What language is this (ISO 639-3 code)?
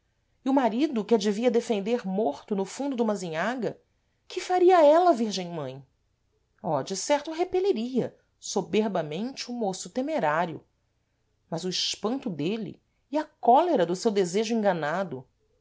por